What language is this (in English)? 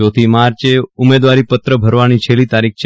Gujarati